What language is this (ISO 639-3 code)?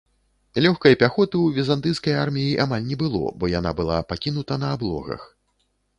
bel